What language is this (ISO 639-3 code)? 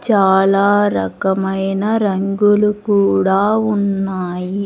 tel